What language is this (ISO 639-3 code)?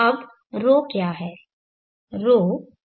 hin